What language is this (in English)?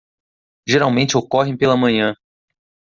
Portuguese